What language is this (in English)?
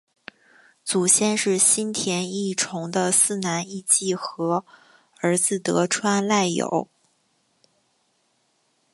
Chinese